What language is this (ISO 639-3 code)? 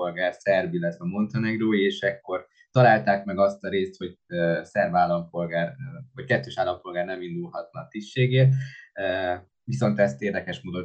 hun